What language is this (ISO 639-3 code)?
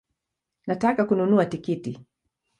swa